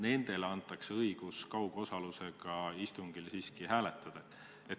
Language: Estonian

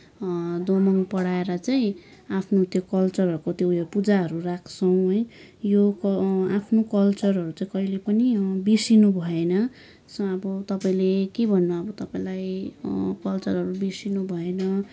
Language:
Nepali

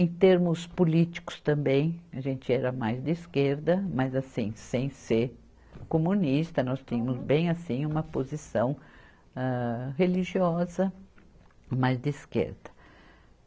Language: Portuguese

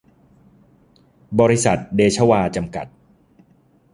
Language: Thai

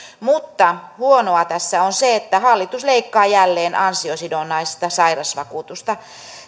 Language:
Finnish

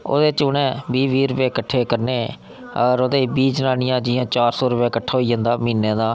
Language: Dogri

